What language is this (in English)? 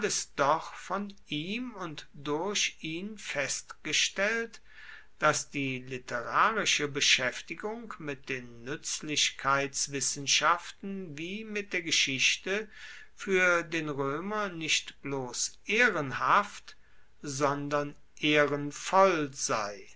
German